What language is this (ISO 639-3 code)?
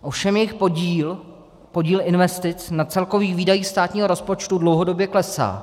ces